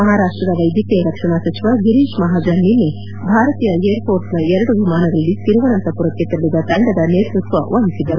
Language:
Kannada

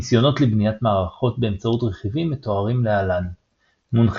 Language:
Hebrew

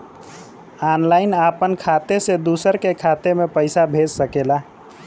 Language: Bhojpuri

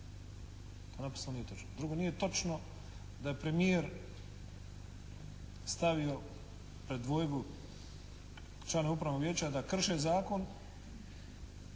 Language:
Croatian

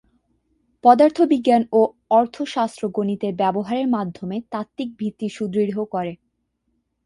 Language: Bangla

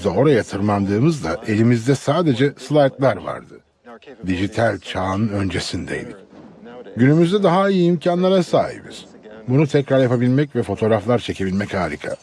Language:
Turkish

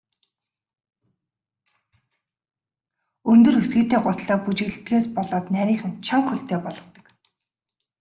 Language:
Mongolian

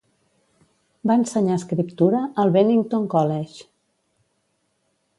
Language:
Catalan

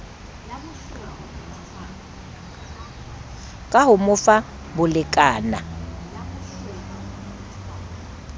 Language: Southern Sotho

